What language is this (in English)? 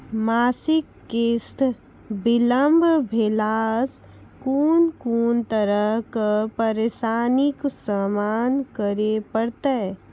Maithili